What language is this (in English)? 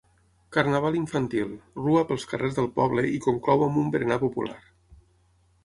Catalan